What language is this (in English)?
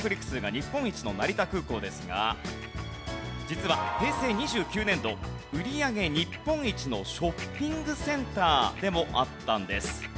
Japanese